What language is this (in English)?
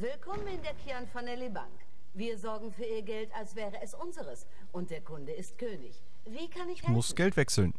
German